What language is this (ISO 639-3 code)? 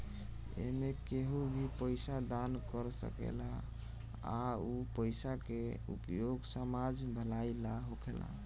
bho